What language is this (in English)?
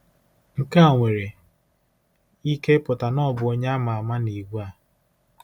Igbo